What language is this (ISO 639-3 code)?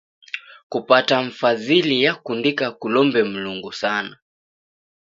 dav